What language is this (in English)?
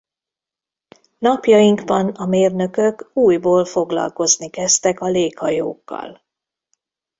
Hungarian